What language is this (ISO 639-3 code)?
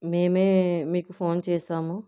tel